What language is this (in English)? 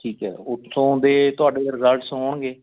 Punjabi